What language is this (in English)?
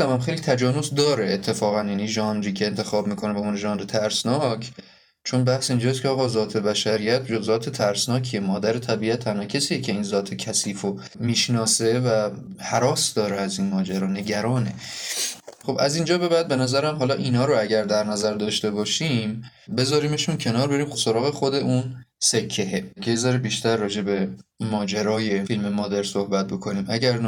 Persian